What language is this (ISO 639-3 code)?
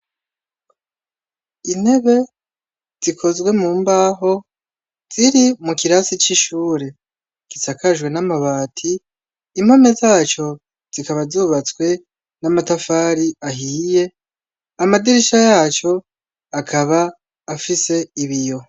run